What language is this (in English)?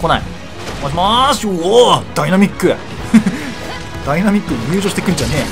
Japanese